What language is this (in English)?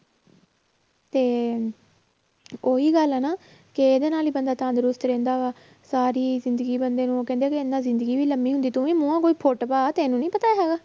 Punjabi